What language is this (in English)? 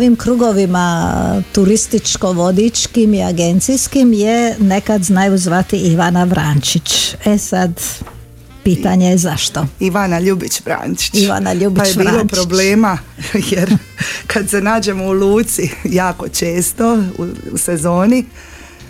Croatian